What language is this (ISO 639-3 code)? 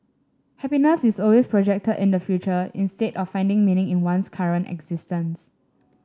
eng